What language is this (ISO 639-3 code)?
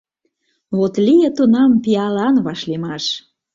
chm